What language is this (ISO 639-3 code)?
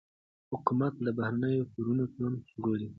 pus